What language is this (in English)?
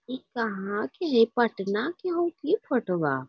Magahi